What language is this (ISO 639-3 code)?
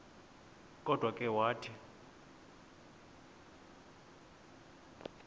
xho